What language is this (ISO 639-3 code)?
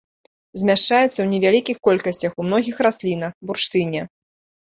bel